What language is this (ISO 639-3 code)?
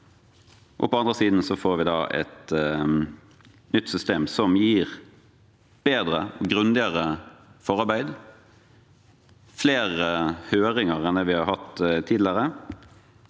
nor